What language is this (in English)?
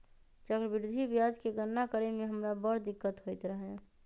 Magahi